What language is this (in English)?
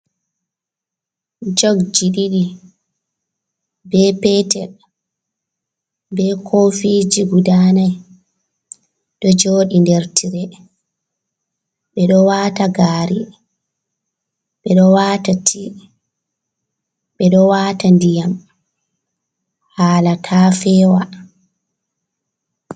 Fula